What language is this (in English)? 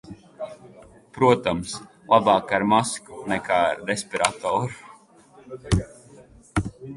Latvian